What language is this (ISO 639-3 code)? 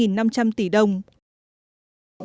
vie